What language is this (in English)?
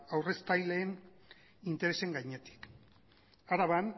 Basque